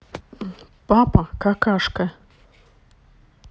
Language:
Russian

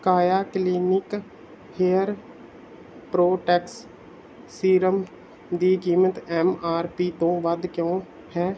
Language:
Punjabi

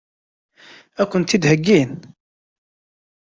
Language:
Kabyle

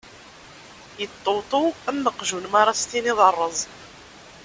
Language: Kabyle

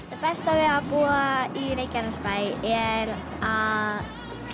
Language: Icelandic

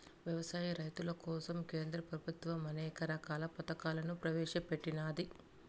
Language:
Telugu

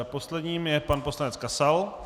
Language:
Czech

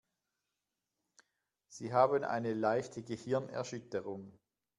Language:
German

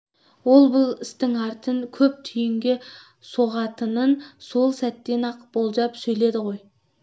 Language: Kazakh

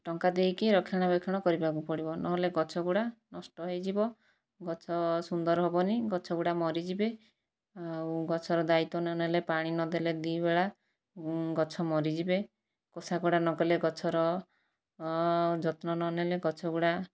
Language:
Odia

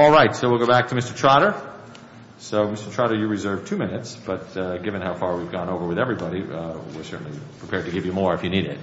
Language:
English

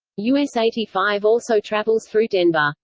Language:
English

